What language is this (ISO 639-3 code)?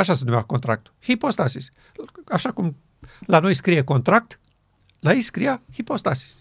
ron